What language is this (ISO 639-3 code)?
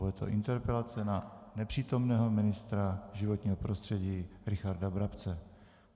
ces